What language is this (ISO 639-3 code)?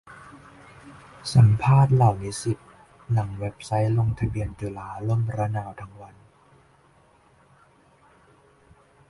tha